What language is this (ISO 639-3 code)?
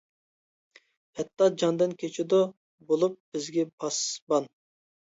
uig